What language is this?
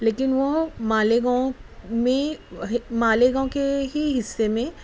Urdu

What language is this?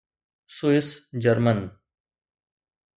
Sindhi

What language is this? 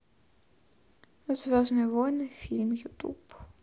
Russian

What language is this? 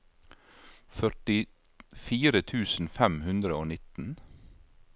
Norwegian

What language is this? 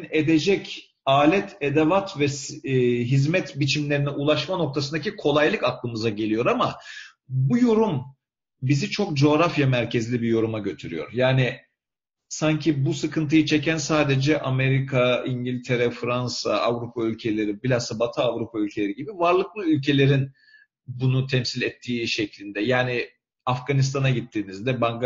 Turkish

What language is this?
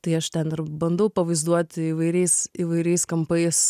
Lithuanian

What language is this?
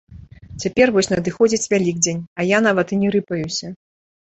Belarusian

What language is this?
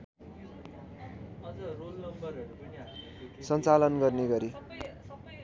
Nepali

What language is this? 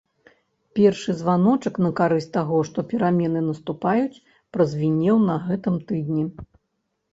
Belarusian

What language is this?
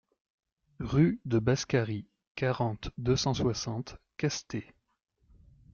French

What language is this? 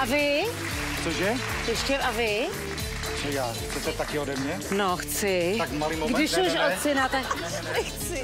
Czech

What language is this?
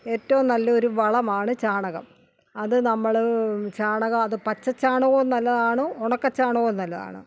Malayalam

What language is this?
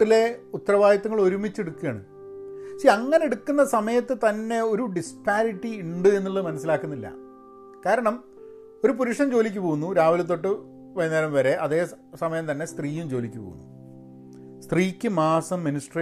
Malayalam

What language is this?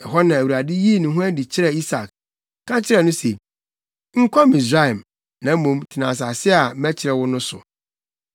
Akan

